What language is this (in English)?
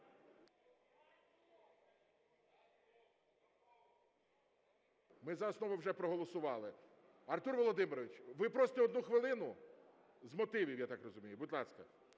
Ukrainian